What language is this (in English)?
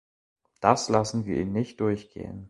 German